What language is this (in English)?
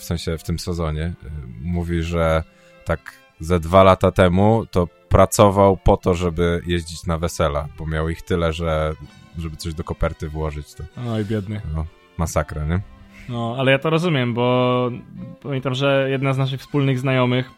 Polish